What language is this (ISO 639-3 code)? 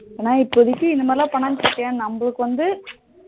tam